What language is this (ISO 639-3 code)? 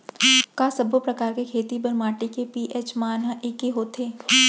hne